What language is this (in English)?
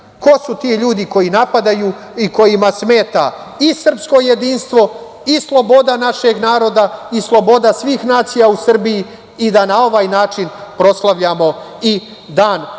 Serbian